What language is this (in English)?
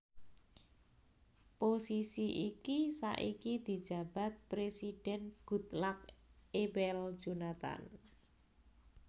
Javanese